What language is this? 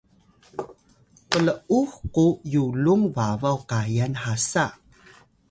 Atayal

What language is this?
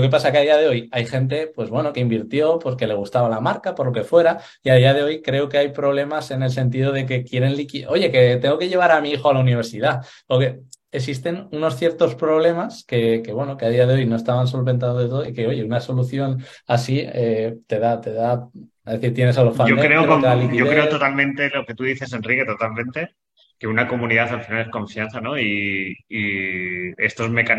Spanish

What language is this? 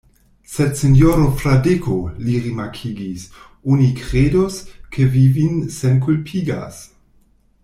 Esperanto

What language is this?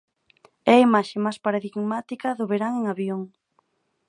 Galician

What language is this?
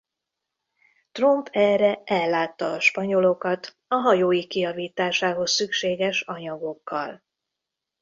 Hungarian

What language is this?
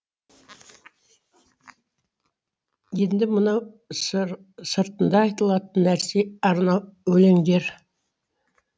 Kazakh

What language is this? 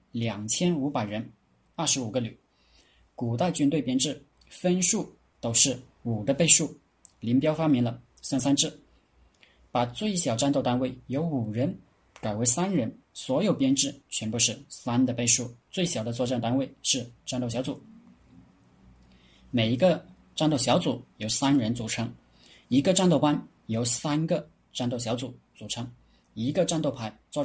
Chinese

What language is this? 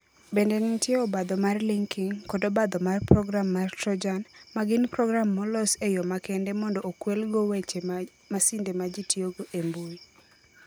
Luo (Kenya and Tanzania)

